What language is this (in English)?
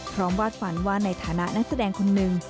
Thai